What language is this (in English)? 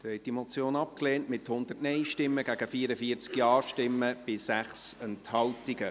Swiss German